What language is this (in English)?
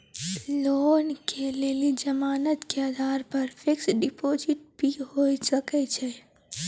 Maithili